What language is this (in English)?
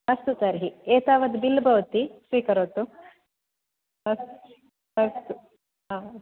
Sanskrit